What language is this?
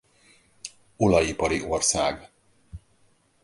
Hungarian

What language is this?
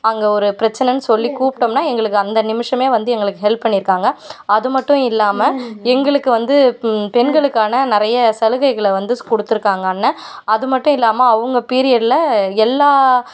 Tamil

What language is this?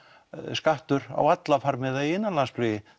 Icelandic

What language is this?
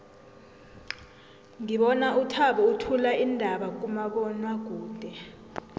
South Ndebele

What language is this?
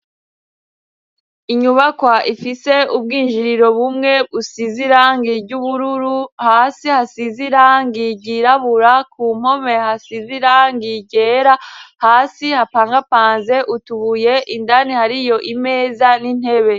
Rundi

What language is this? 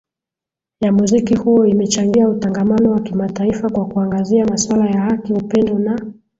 Swahili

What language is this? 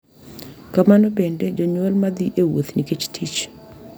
Luo (Kenya and Tanzania)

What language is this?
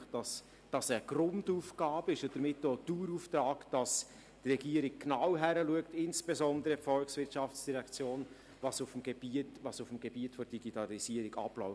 Swiss German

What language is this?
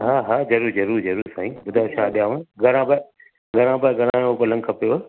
Sindhi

